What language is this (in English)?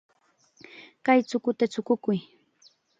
Chiquián Ancash Quechua